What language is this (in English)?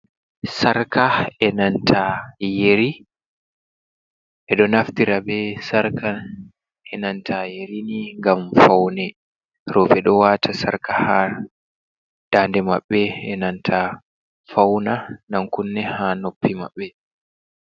Fula